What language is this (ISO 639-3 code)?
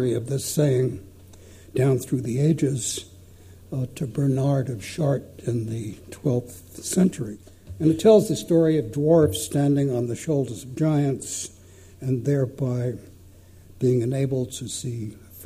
eng